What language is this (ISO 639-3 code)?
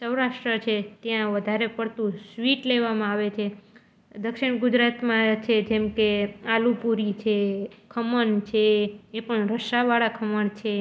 guj